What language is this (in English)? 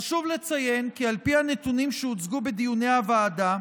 Hebrew